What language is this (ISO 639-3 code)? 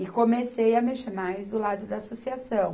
por